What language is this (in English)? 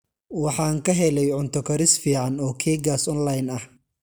Somali